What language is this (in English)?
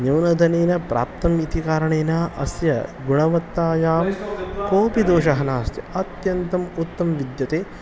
Sanskrit